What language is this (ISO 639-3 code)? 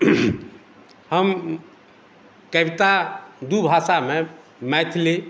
mai